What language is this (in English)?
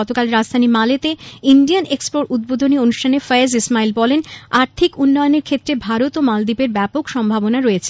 Bangla